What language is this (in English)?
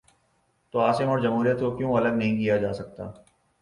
Urdu